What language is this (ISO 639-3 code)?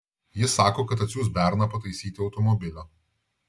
lit